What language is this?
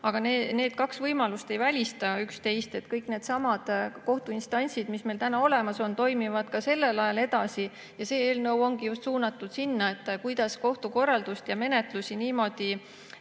Estonian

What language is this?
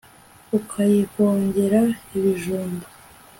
Kinyarwanda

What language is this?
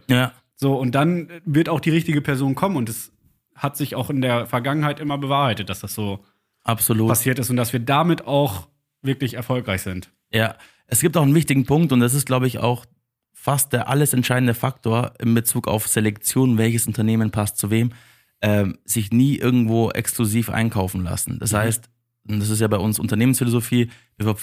German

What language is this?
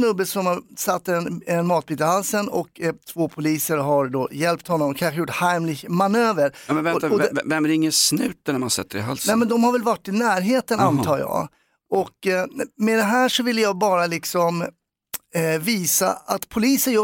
Swedish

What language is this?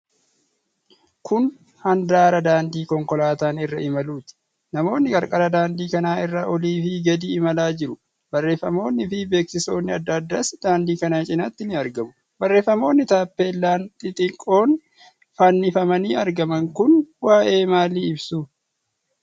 Oromo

